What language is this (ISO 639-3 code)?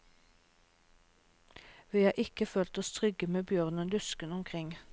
nor